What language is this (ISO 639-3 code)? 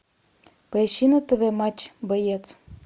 rus